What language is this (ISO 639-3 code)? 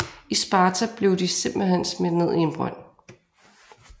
dan